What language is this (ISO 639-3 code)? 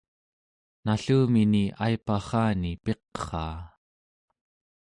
esu